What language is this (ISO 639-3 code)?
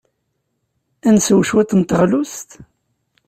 kab